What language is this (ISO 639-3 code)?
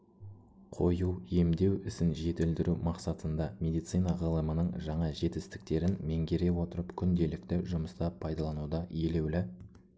kaz